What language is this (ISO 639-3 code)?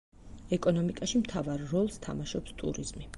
kat